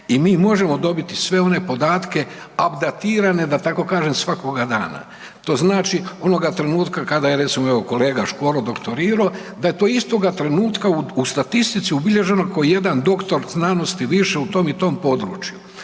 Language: Croatian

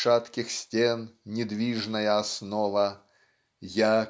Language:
Russian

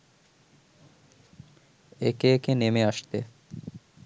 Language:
Bangla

